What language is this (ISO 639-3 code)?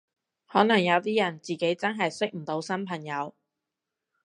yue